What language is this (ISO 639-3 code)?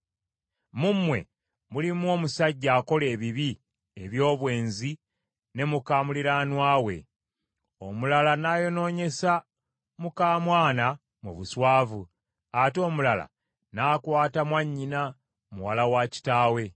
lug